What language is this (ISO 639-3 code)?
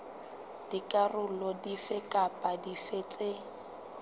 sot